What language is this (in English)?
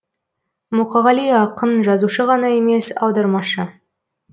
Kazakh